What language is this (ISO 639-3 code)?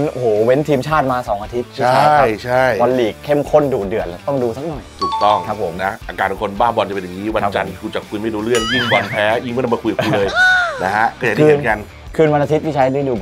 tha